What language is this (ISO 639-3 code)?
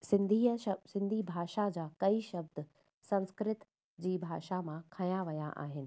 snd